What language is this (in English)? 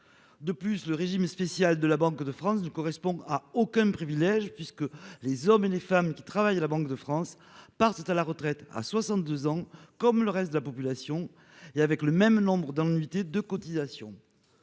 French